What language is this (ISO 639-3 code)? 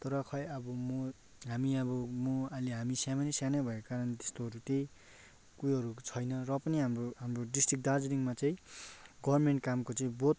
nep